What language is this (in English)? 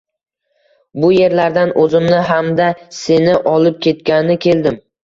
Uzbek